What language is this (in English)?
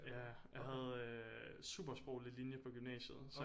Danish